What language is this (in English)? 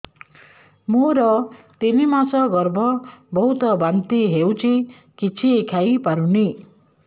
Odia